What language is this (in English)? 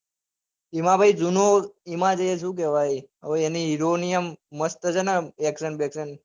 Gujarati